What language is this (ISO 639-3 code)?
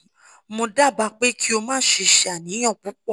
yor